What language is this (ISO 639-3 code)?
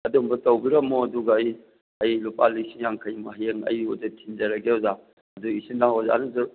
mni